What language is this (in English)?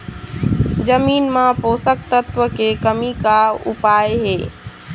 Chhattisgarhi